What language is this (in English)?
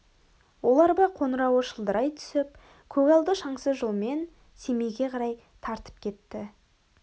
Kazakh